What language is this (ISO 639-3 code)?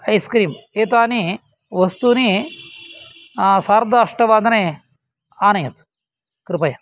san